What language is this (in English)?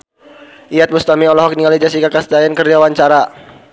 Sundanese